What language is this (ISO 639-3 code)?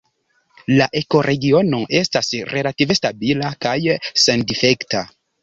epo